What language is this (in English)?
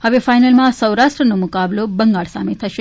Gujarati